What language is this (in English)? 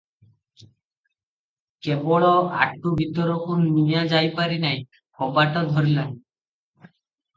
Odia